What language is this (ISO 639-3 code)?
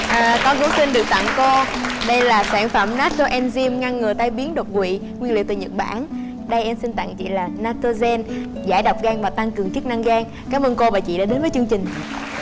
vie